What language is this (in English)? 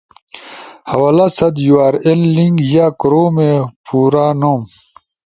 Ushojo